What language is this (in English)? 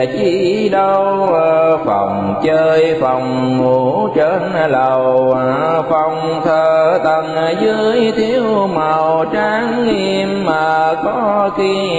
Vietnamese